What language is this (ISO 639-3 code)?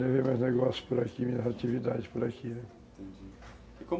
por